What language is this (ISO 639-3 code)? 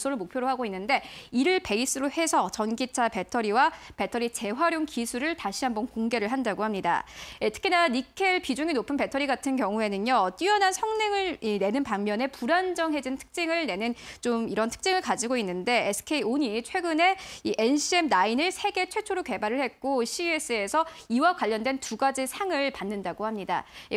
kor